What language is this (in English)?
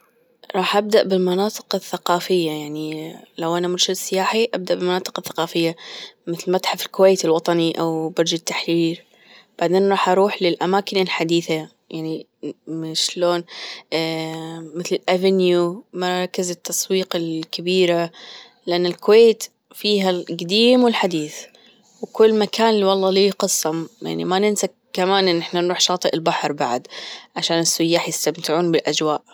Gulf Arabic